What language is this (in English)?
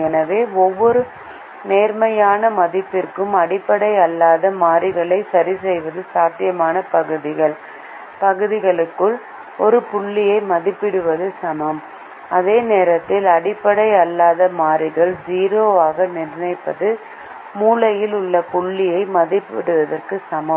Tamil